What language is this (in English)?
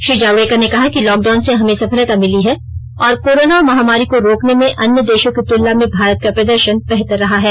Hindi